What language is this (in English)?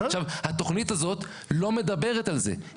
Hebrew